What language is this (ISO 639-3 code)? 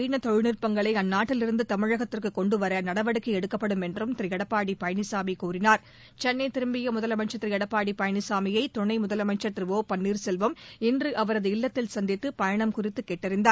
tam